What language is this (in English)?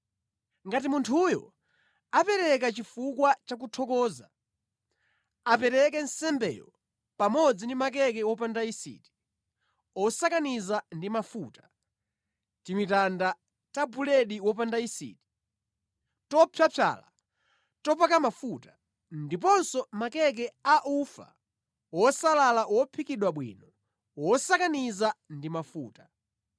Nyanja